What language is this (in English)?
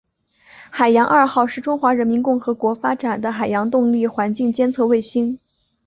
Chinese